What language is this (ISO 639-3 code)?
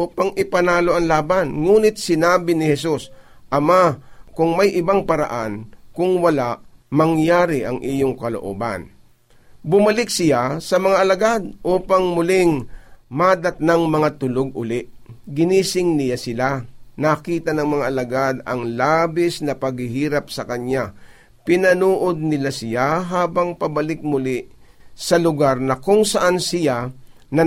fil